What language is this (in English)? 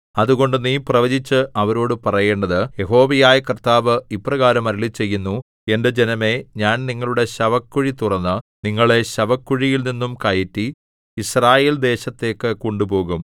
Malayalam